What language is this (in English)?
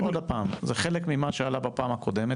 Hebrew